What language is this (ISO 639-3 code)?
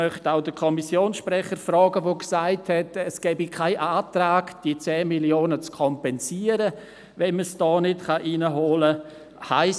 gsw